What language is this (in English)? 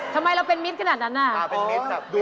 Thai